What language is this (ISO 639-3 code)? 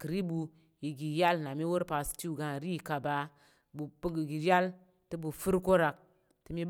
yer